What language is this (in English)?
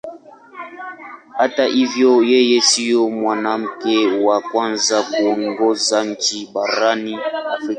Swahili